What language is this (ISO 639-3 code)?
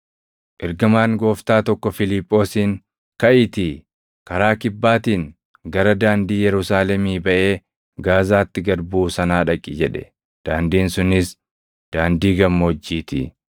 orm